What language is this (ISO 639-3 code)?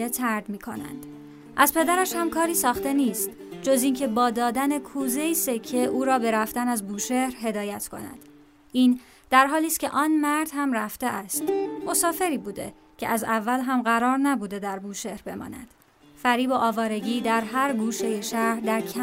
fas